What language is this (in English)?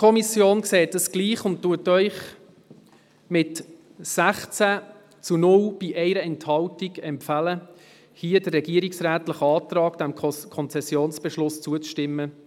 Swiss German